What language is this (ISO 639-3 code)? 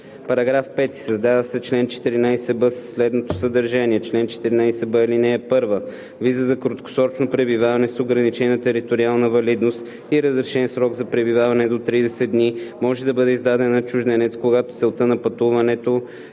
bul